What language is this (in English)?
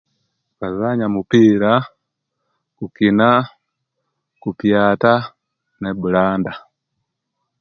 Kenyi